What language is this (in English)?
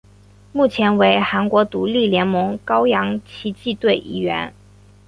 Chinese